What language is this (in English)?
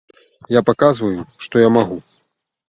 Belarusian